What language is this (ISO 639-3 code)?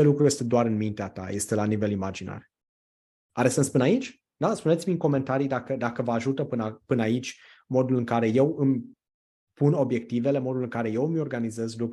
ron